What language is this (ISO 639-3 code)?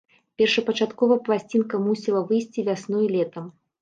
bel